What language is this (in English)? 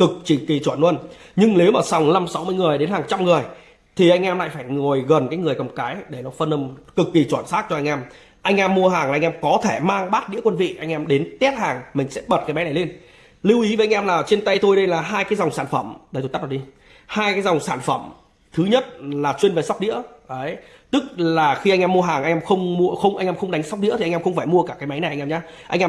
Vietnamese